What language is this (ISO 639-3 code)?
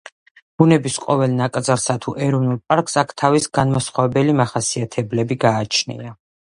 kat